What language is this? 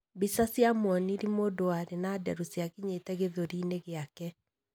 Kikuyu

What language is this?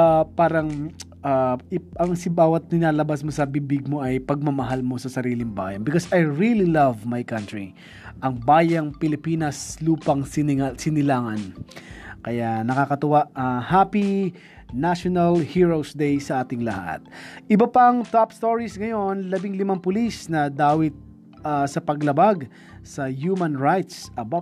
Filipino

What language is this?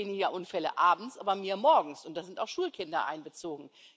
German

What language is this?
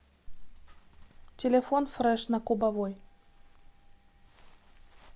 Russian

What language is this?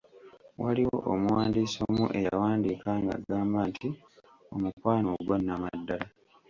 Ganda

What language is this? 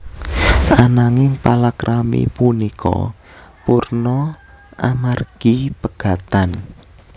Javanese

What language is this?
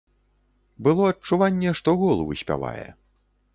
Belarusian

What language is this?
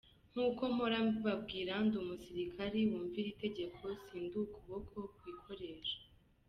Kinyarwanda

